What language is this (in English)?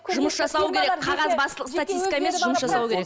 Kazakh